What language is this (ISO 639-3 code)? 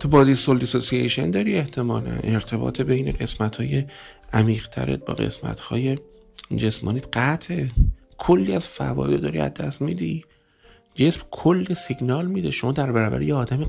fas